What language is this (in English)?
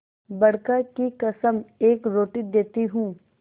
Hindi